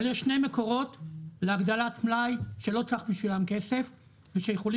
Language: Hebrew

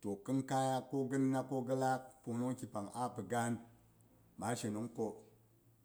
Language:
Boghom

